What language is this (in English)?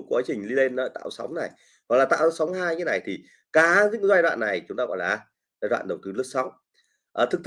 Vietnamese